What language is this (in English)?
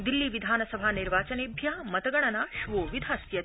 Sanskrit